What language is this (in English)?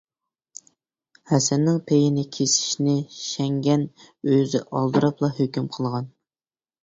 Uyghur